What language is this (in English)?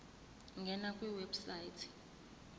Zulu